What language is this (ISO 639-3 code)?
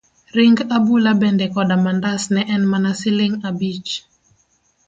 luo